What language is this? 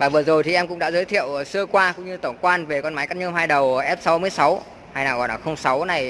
Vietnamese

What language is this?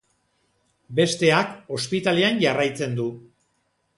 Basque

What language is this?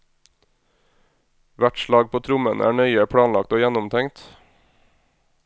Norwegian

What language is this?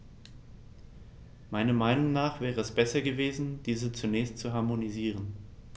German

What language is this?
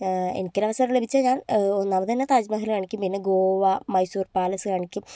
Malayalam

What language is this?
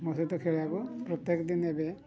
Odia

